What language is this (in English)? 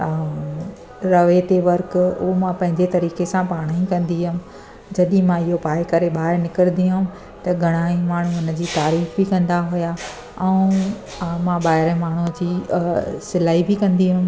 Sindhi